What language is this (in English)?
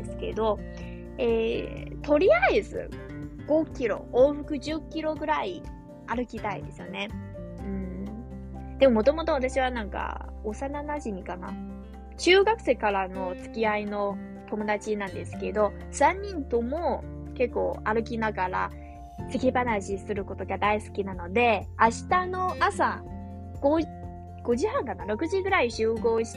Japanese